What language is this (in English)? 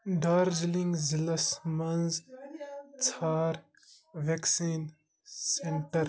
Kashmiri